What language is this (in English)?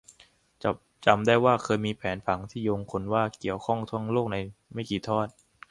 Thai